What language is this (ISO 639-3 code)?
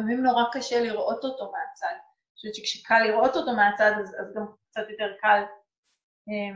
heb